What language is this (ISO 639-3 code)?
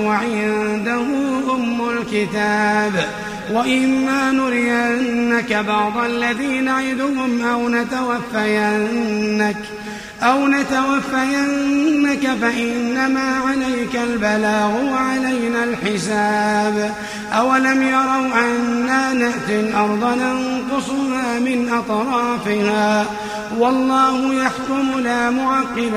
ara